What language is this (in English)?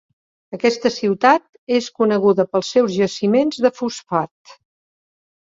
Catalan